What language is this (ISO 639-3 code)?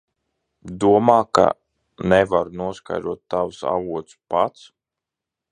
lav